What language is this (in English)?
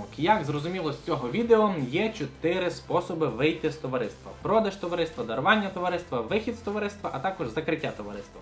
Ukrainian